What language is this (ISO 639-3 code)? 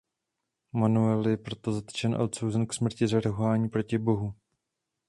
ces